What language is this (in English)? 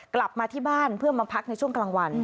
Thai